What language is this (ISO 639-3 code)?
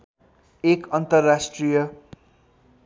nep